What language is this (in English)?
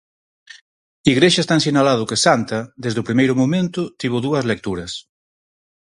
Galician